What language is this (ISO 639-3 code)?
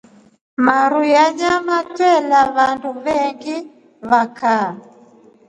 rof